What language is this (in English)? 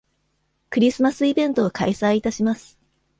Japanese